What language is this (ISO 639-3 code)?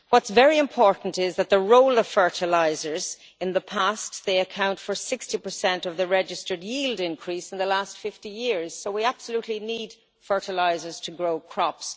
eng